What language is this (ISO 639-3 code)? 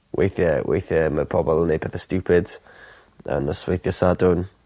cym